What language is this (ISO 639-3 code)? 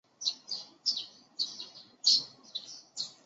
zho